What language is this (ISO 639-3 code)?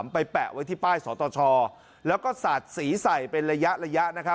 tha